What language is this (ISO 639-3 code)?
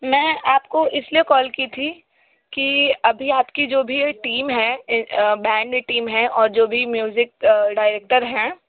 hin